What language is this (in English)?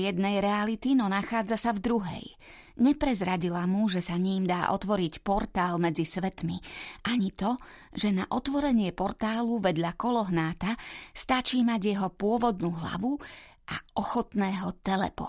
Slovak